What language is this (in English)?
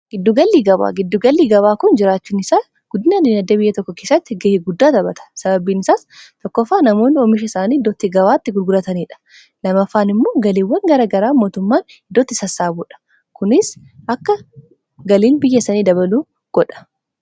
Oromo